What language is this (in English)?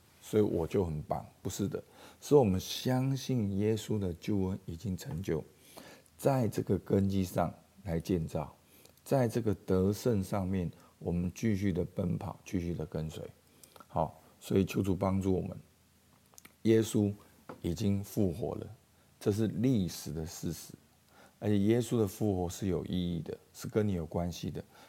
Chinese